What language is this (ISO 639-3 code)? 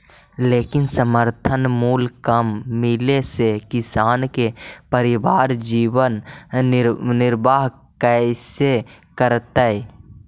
mag